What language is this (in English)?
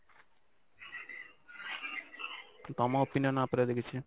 Odia